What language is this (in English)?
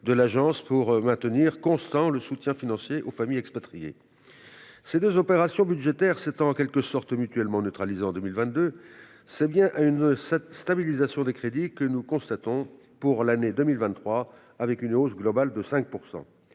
French